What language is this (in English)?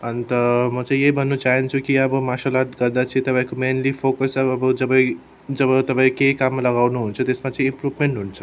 Nepali